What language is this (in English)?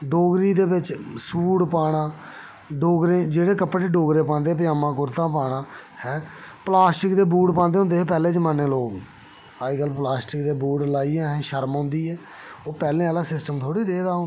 Dogri